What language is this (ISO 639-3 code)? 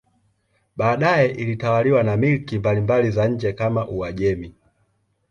swa